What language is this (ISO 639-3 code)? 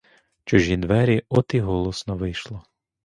ukr